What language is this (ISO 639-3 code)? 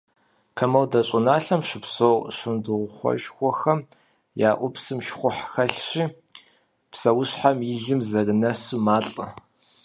kbd